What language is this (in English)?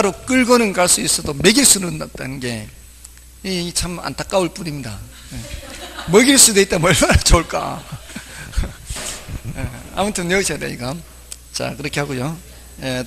Korean